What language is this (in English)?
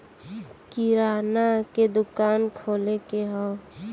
Bhojpuri